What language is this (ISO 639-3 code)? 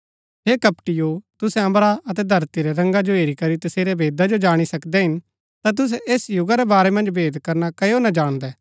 gbk